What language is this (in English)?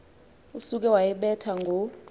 Xhosa